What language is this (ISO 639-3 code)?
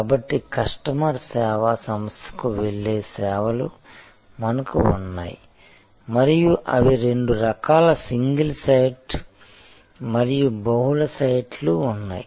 tel